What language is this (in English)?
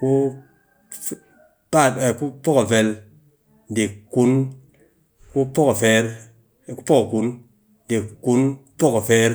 Cakfem-Mushere